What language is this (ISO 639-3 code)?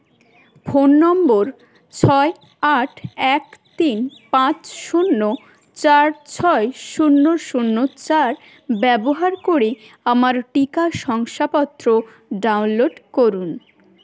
ben